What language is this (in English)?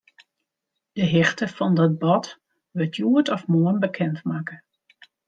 Western Frisian